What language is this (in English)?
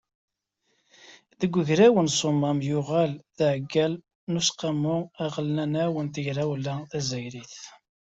Kabyle